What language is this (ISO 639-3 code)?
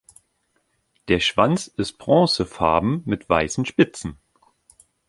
deu